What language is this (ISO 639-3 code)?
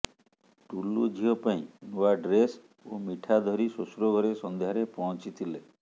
ori